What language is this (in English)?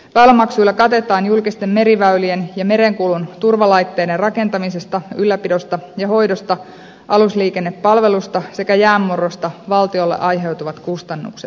Finnish